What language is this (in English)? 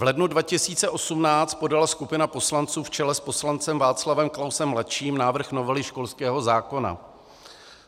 Czech